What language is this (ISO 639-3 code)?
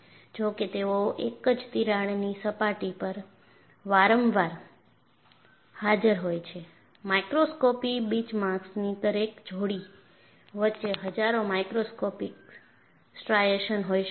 guj